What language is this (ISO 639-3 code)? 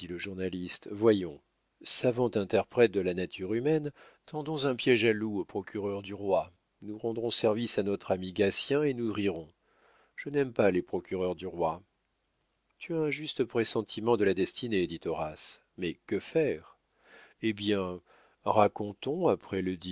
fra